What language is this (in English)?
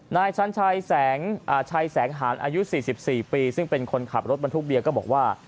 Thai